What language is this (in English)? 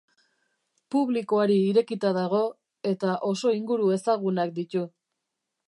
Basque